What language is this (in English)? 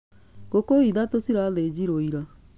Kikuyu